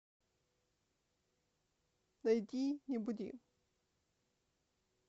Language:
Russian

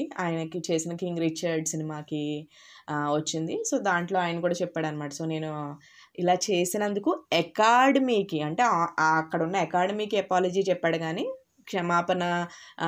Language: Telugu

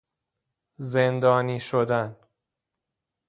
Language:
Persian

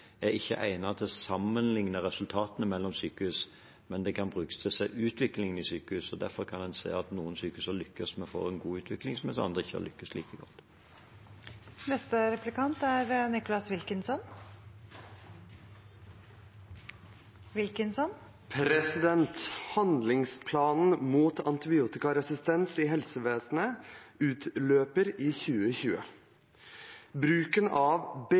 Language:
Norwegian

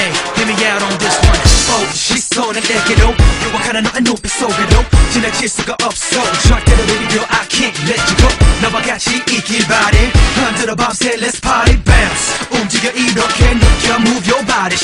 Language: Polish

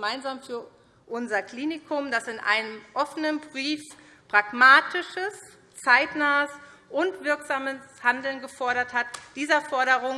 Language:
German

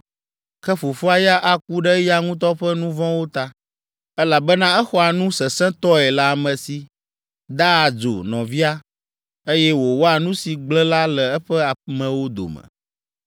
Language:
Ewe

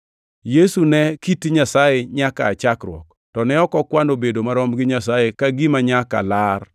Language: Luo (Kenya and Tanzania)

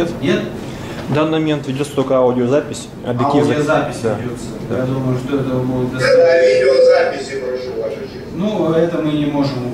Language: Russian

